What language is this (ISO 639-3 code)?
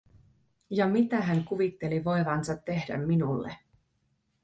fin